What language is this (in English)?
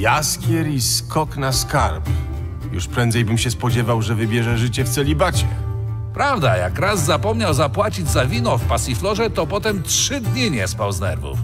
Polish